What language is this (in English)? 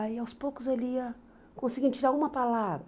Portuguese